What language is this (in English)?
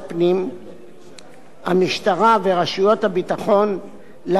Hebrew